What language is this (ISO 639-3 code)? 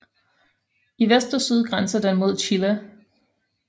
dan